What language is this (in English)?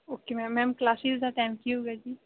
Punjabi